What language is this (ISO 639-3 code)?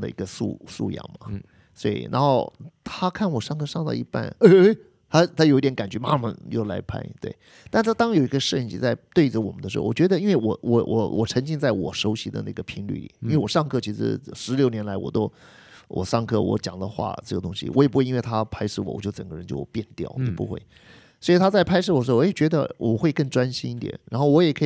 zho